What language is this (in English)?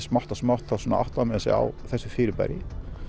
Icelandic